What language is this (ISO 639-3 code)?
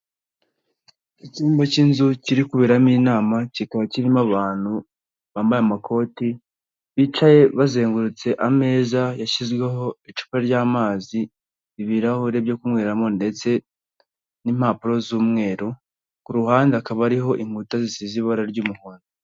kin